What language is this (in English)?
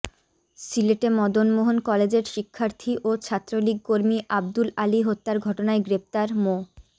Bangla